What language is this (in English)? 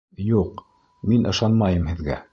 Bashkir